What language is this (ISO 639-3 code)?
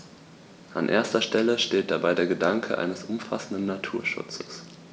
deu